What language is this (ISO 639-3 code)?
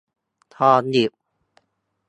tha